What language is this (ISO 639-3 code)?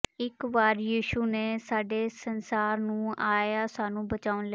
pan